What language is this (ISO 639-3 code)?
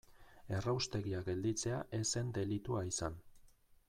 eus